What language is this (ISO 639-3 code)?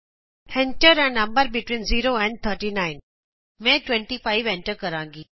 pan